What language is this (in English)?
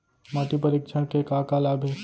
Chhattisgarhi